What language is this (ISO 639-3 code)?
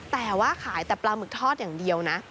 tha